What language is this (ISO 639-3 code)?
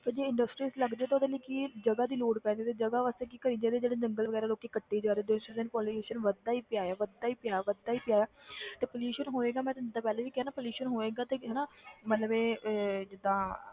pan